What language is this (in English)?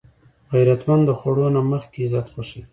Pashto